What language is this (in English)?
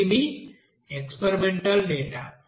Telugu